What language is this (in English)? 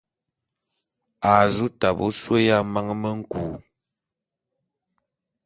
Bulu